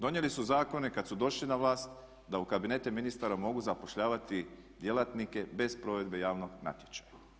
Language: Croatian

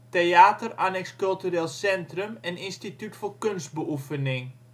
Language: Dutch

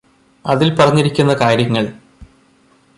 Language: Malayalam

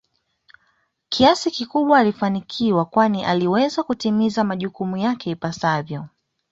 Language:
Swahili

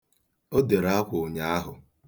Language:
Igbo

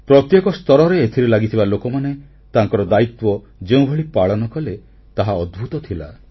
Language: Odia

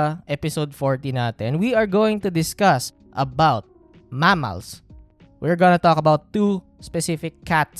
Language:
Filipino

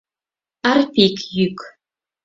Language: Mari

